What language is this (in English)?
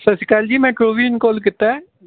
Punjabi